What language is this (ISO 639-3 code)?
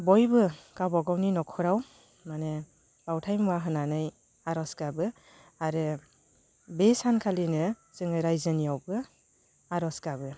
brx